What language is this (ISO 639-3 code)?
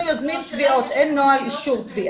heb